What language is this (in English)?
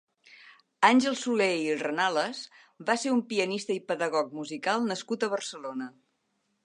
Catalan